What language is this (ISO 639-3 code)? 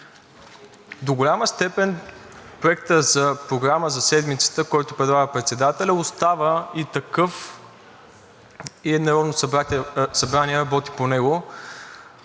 bul